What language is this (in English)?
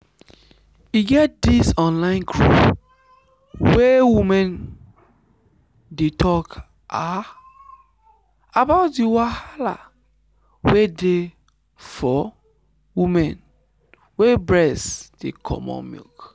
Nigerian Pidgin